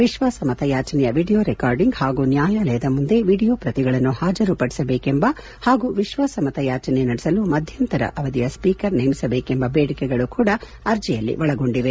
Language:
Kannada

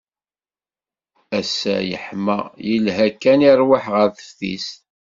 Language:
Kabyle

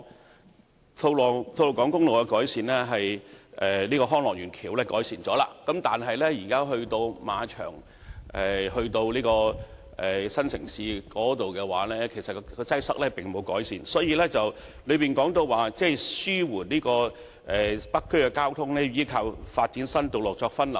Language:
Cantonese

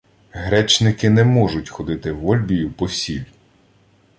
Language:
Ukrainian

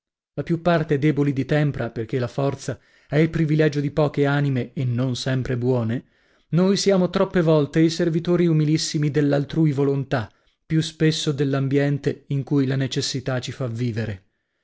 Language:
Italian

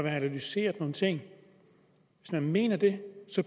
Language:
Danish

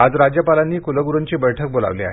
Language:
Marathi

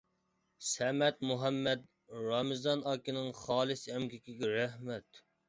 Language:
Uyghur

